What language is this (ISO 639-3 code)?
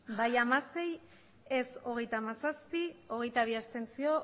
eus